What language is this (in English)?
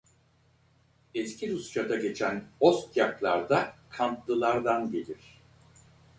Turkish